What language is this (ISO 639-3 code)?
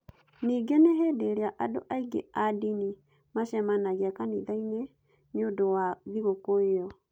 kik